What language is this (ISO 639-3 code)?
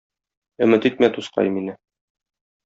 tat